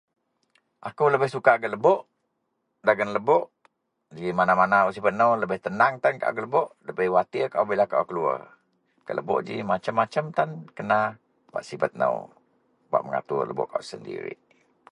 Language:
Central Melanau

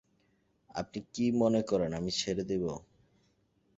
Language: Bangla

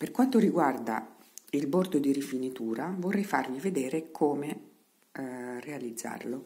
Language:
Italian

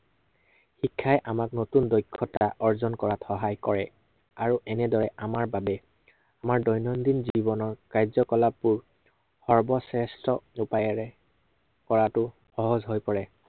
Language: Assamese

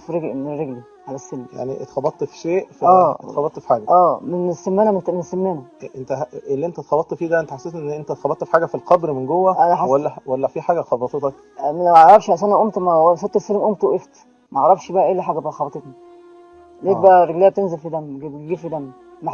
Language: Arabic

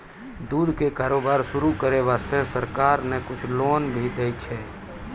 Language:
Maithili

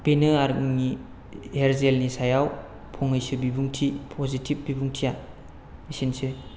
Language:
Bodo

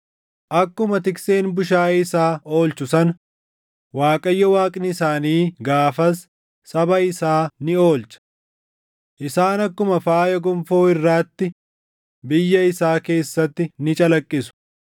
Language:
Oromo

